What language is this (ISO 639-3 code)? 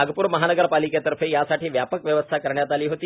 mar